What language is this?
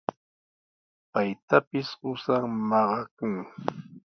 Sihuas Ancash Quechua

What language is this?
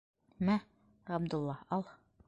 Bashkir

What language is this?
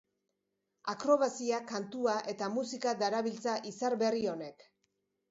Basque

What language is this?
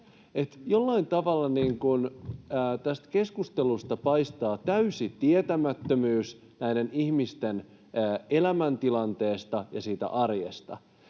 Finnish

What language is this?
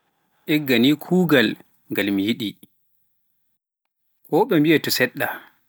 Pular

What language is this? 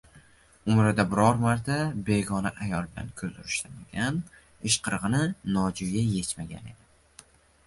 Uzbek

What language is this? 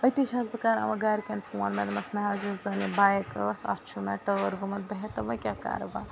Kashmiri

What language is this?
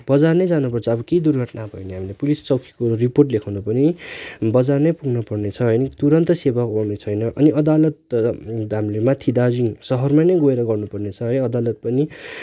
Nepali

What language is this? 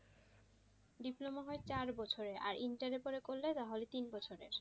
Bangla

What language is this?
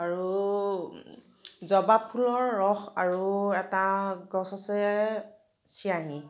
Assamese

